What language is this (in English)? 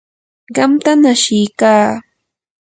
Yanahuanca Pasco Quechua